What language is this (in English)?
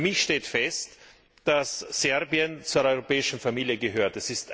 German